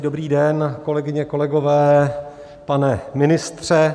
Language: Czech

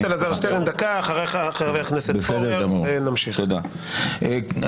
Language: Hebrew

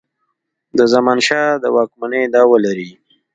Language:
Pashto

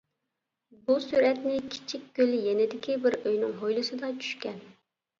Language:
Uyghur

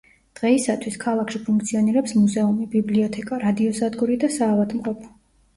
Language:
Georgian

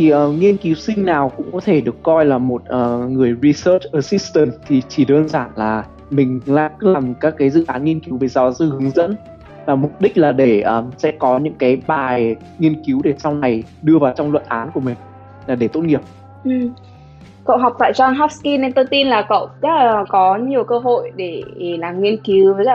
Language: Vietnamese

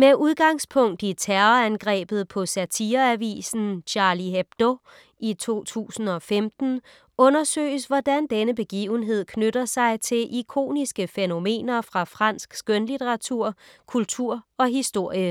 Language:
Danish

